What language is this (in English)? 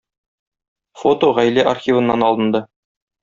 Tatar